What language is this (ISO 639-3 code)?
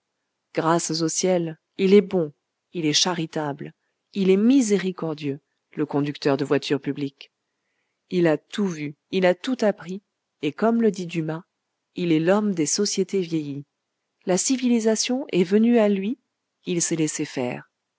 fra